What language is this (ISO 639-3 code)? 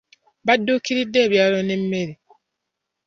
lug